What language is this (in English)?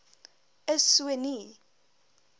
Afrikaans